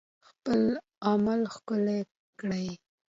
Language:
Pashto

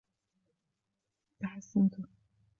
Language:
Arabic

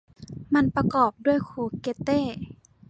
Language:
Thai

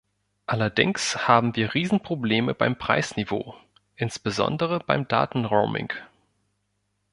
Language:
German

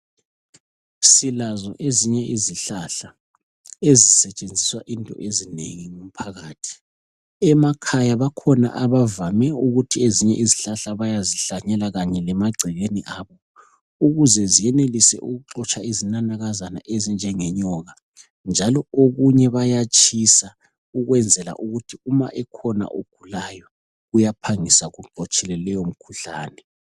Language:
North Ndebele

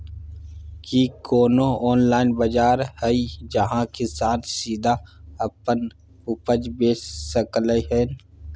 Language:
Maithili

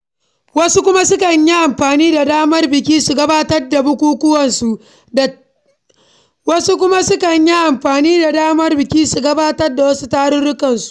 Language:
Hausa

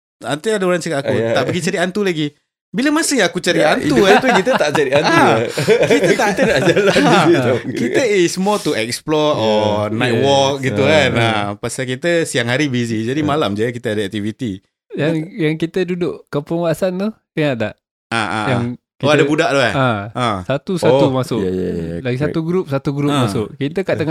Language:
Malay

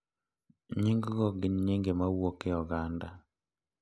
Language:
Luo (Kenya and Tanzania)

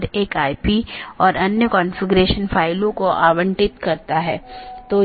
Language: Hindi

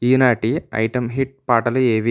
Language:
Telugu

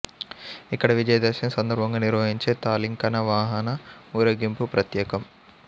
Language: Telugu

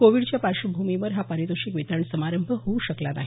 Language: Marathi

